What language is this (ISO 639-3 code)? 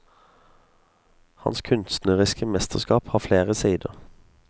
nor